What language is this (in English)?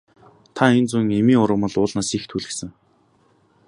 Mongolian